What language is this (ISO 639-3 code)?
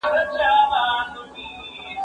pus